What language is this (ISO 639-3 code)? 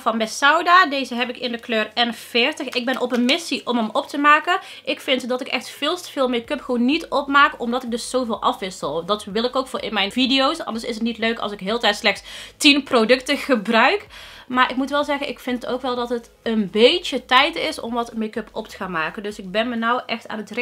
nld